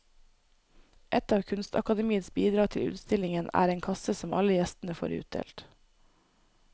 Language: Norwegian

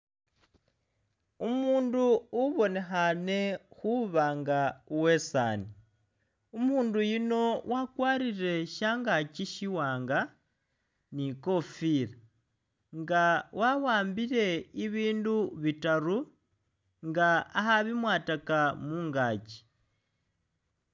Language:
Masaaba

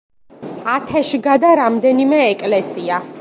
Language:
Georgian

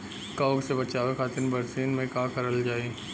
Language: Bhojpuri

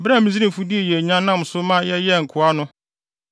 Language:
Akan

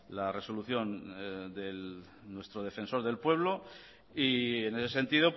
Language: Spanish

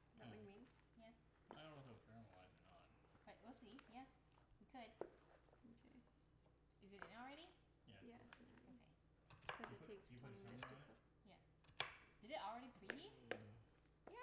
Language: English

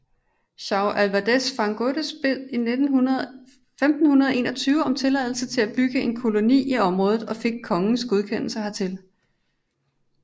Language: Danish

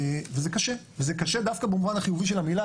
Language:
Hebrew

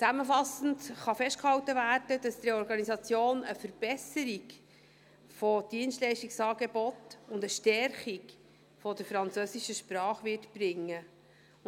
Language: Swiss German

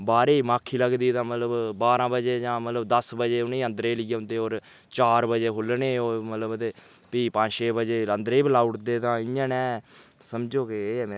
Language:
Dogri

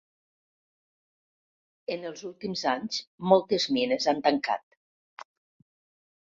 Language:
Catalan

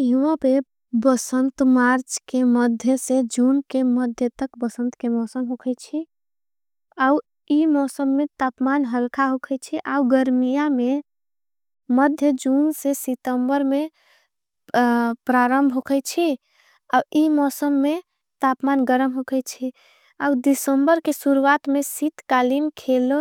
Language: Angika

